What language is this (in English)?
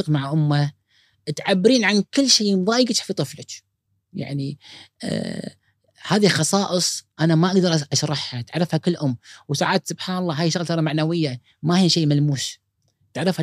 Arabic